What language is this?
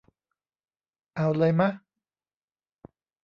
Thai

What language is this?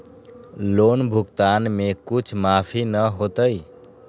Magahi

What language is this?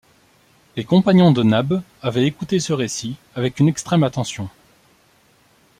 French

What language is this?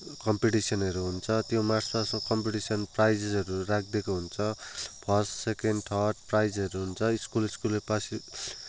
Nepali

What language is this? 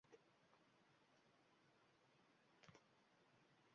Uzbek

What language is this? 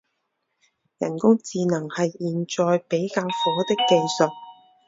Chinese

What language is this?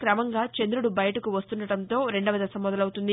Telugu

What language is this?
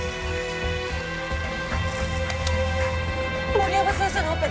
Japanese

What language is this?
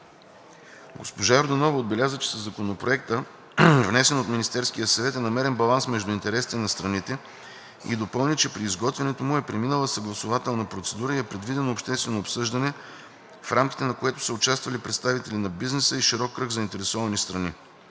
Bulgarian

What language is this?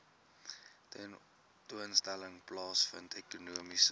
Afrikaans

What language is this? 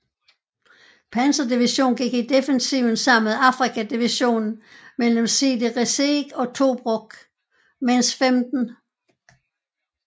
Danish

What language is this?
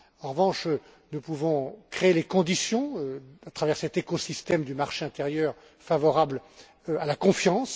French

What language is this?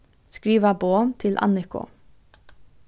Faroese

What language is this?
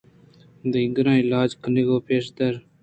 Eastern Balochi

